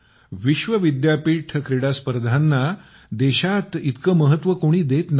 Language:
Marathi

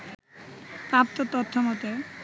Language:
Bangla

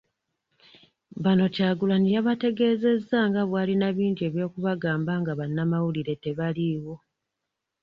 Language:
Ganda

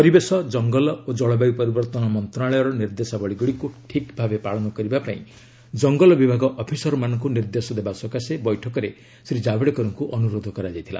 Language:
Odia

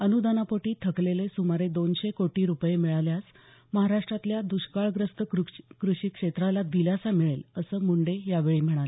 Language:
Marathi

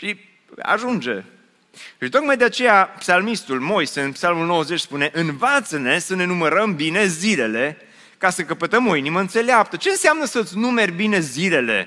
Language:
Romanian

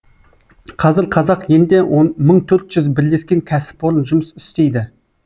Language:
Kazakh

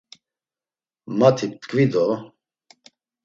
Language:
Laz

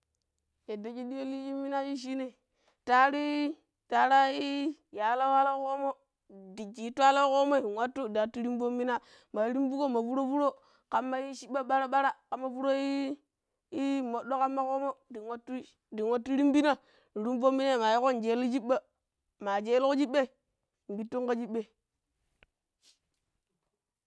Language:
Pero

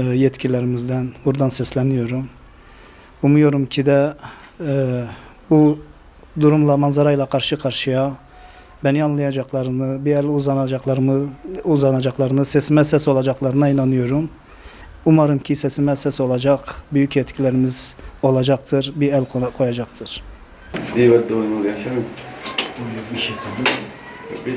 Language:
Turkish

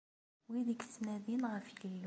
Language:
Kabyle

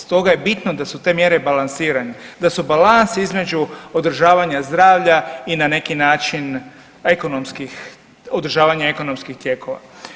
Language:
Croatian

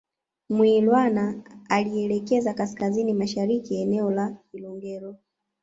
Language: Swahili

